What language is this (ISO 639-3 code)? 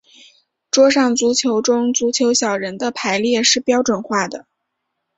zho